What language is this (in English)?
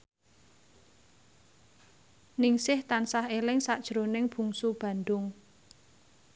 Javanese